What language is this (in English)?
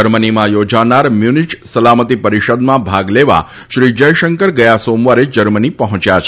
Gujarati